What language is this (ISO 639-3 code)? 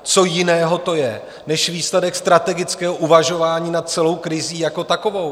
ces